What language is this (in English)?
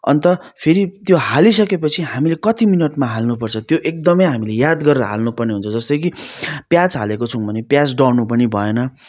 Nepali